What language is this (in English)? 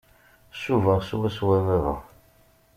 Kabyle